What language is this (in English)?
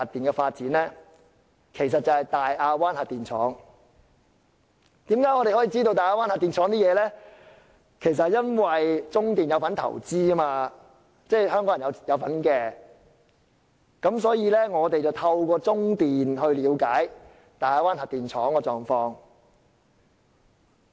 Cantonese